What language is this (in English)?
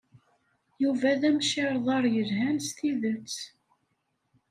Kabyle